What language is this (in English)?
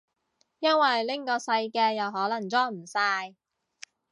Cantonese